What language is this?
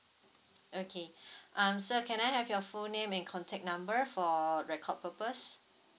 English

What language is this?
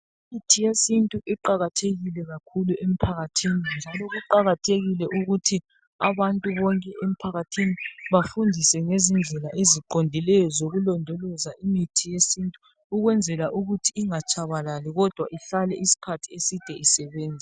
North Ndebele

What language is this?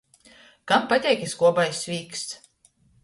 Latgalian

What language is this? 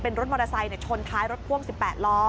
Thai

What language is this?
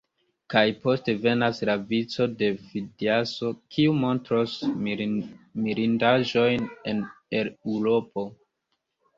Esperanto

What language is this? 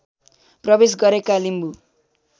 Nepali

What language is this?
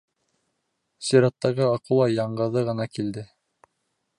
Bashkir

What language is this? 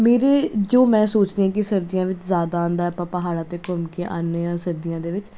Punjabi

